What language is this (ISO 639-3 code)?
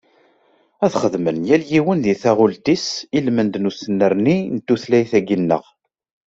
kab